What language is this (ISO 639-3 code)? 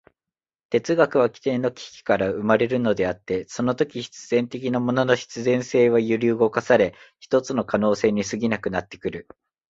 jpn